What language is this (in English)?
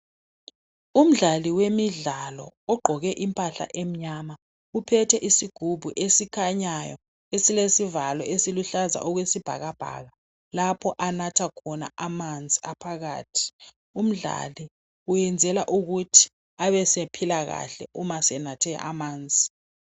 North Ndebele